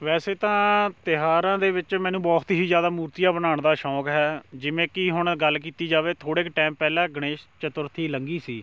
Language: Punjabi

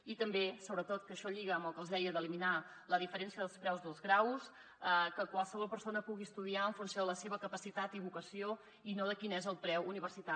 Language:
Catalan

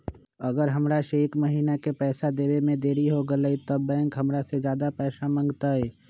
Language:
Magahi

